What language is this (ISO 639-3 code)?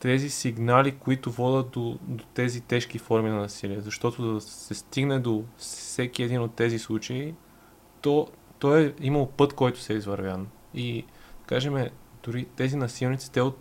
bul